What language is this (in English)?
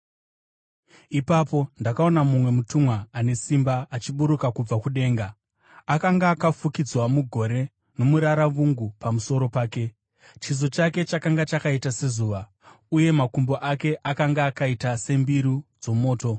Shona